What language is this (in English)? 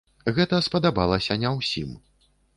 Belarusian